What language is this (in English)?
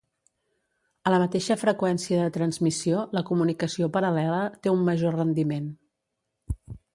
Catalan